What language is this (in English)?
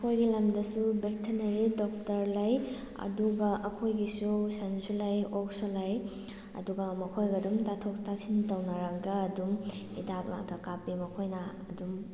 Manipuri